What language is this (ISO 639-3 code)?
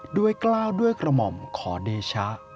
tha